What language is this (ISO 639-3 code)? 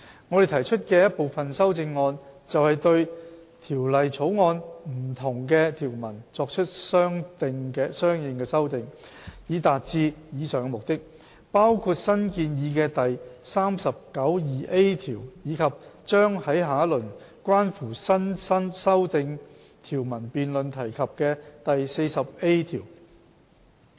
yue